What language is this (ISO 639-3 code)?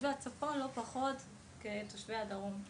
heb